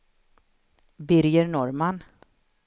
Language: Swedish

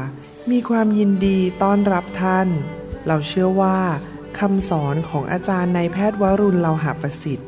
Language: Thai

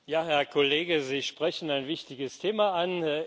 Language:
German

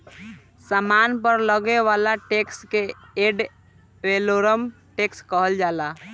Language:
Bhojpuri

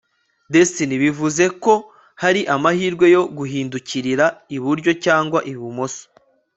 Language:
Kinyarwanda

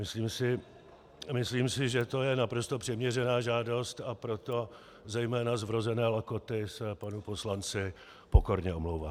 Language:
Czech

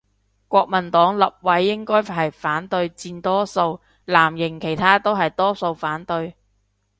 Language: Cantonese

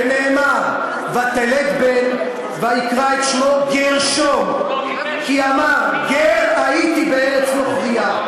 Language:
Hebrew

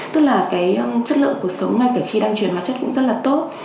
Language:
Vietnamese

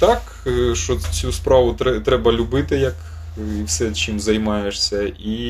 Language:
Ukrainian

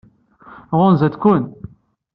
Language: Kabyle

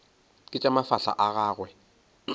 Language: Northern Sotho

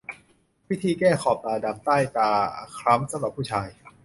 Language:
Thai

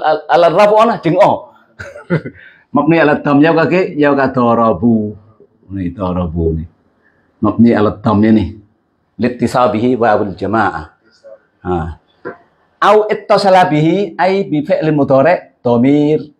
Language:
Indonesian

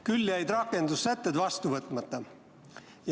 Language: Estonian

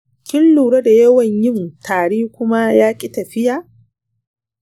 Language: Hausa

